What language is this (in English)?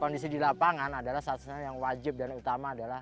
Indonesian